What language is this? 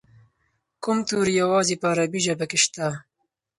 Pashto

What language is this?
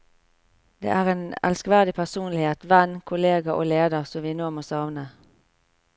Norwegian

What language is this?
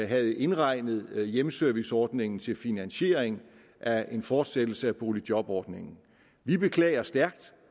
Danish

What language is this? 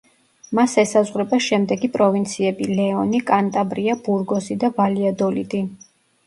Georgian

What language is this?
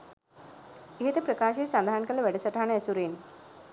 Sinhala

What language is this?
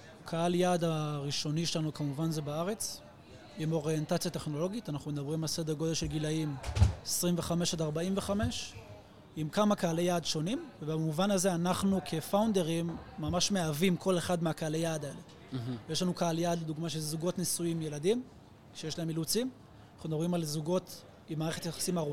Hebrew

